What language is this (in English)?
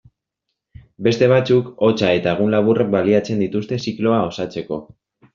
Basque